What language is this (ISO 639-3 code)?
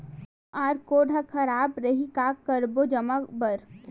hne